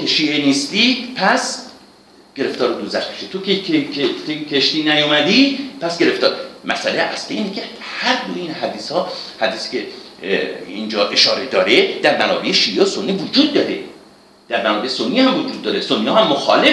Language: Persian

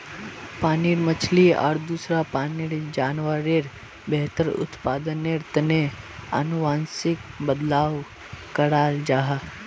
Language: Magahi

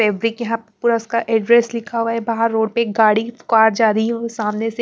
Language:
Hindi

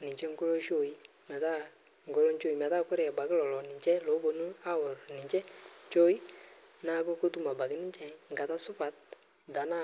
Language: Masai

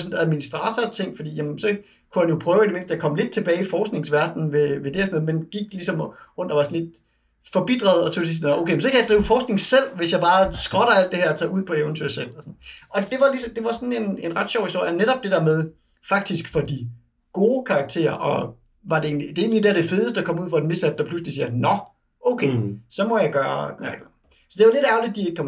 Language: Danish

